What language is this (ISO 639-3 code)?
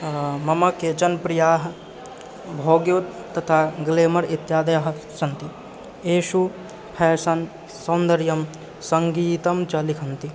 san